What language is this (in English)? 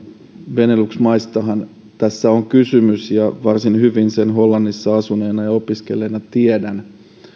Finnish